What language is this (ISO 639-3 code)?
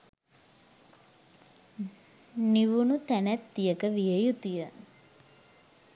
sin